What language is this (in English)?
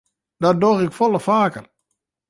Western Frisian